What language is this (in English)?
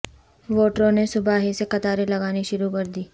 Urdu